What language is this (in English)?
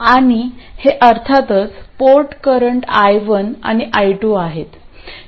Marathi